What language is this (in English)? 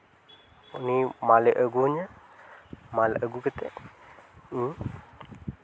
Santali